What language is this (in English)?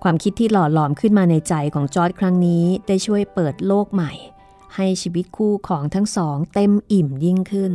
Thai